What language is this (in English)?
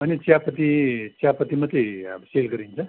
Nepali